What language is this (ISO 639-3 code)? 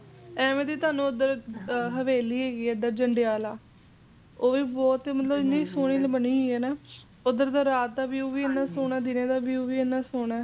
pan